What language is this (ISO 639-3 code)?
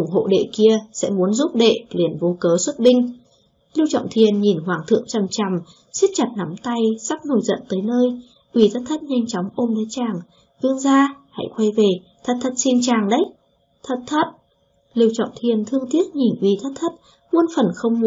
vie